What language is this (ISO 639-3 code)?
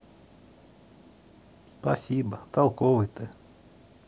rus